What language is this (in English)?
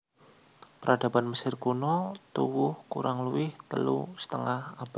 Javanese